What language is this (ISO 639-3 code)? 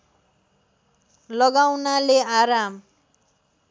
nep